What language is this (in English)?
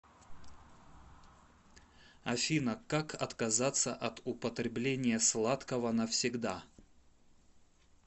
Russian